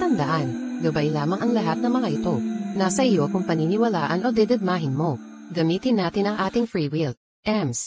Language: Filipino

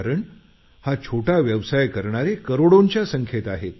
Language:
Marathi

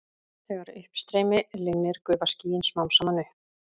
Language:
Icelandic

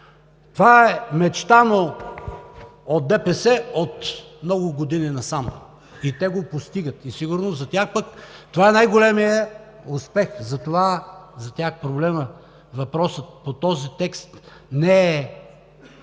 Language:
Bulgarian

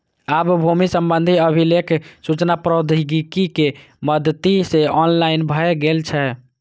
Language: Maithili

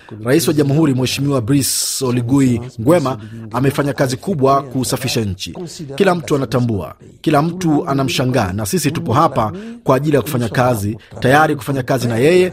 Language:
Swahili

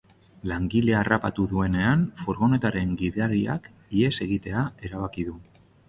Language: Basque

